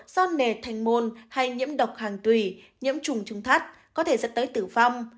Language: Vietnamese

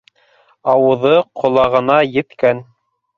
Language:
Bashkir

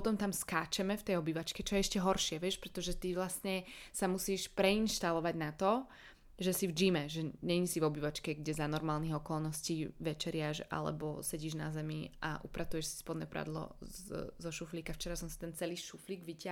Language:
Slovak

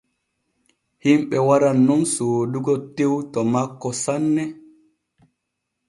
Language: Borgu Fulfulde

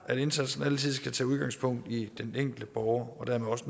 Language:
Danish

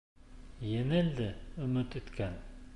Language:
Bashkir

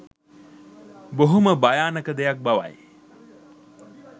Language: Sinhala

